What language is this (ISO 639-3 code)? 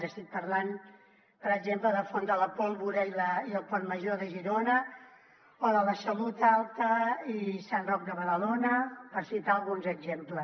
cat